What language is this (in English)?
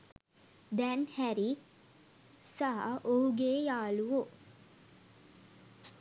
Sinhala